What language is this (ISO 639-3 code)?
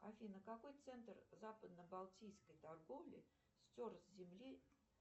rus